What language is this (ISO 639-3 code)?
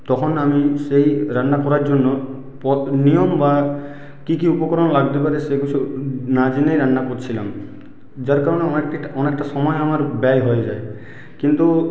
ben